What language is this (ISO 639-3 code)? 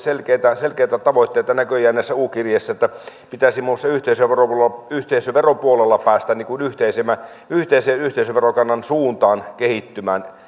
fin